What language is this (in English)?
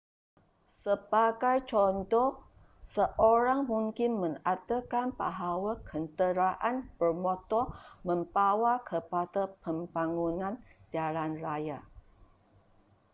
Malay